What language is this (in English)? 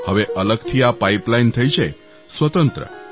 Gujarati